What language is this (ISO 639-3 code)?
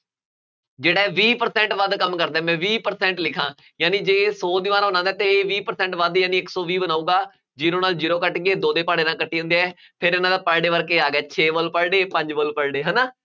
pan